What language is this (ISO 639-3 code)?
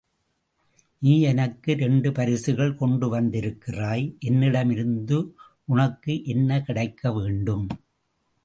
tam